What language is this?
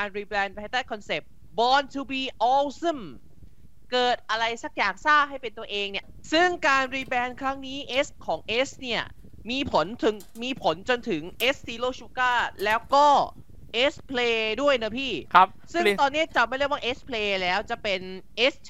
Thai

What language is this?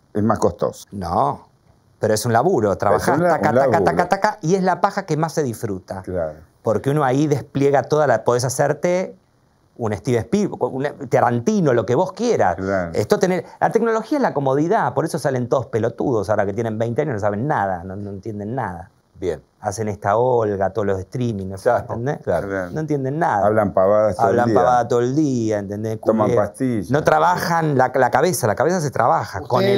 Spanish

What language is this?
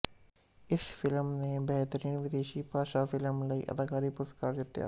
Punjabi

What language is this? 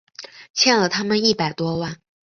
Chinese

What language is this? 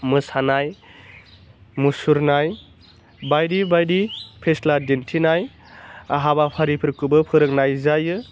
Bodo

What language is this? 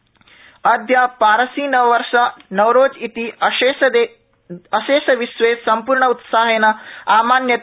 Sanskrit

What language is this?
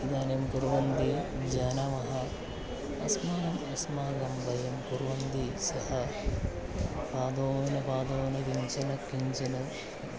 Sanskrit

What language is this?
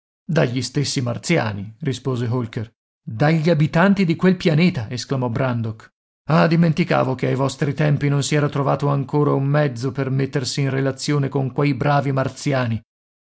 Italian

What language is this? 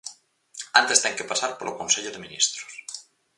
Galician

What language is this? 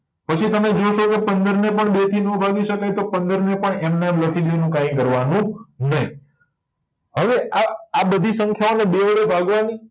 Gujarati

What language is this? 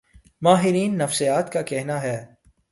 Urdu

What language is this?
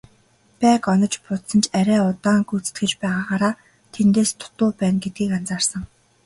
Mongolian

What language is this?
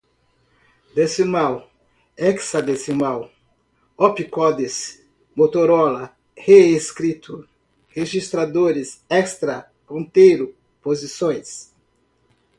Portuguese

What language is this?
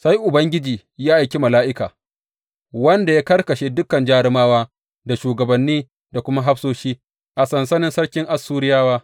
Hausa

